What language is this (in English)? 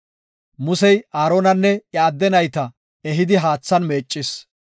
Gofa